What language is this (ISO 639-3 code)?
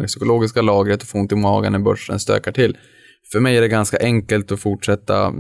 swe